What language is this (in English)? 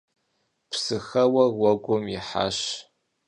Kabardian